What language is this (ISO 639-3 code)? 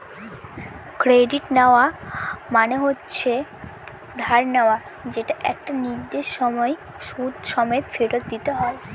ben